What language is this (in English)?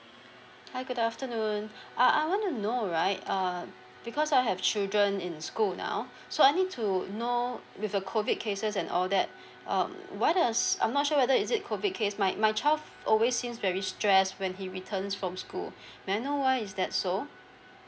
English